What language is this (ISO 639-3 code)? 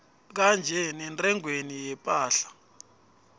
nbl